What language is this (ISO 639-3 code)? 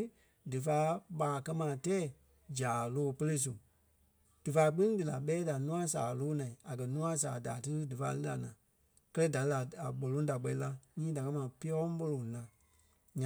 kpe